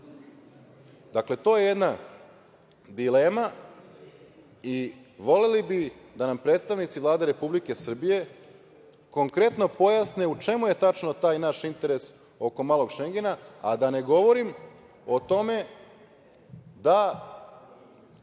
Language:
Serbian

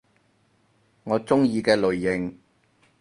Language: Cantonese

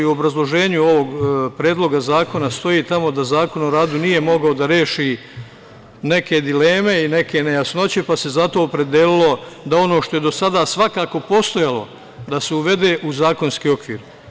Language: Serbian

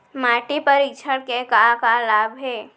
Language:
Chhattisgarhi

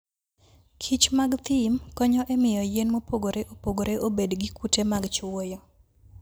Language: Luo (Kenya and Tanzania)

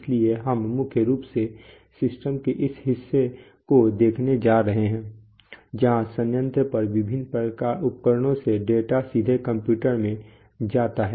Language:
Hindi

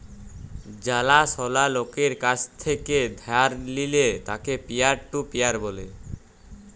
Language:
Bangla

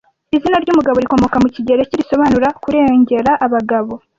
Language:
Kinyarwanda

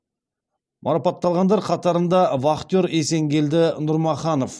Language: Kazakh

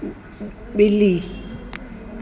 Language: Sindhi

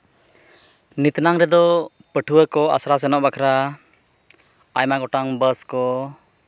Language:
Santali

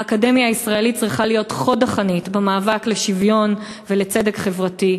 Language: Hebrew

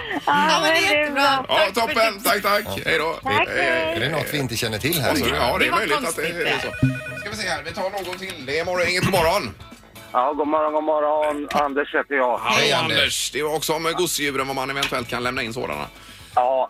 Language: Swedish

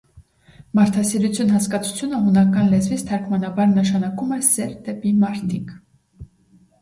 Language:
Armenian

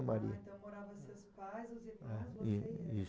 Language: Portuguese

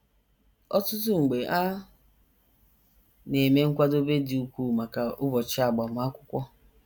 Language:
Igbo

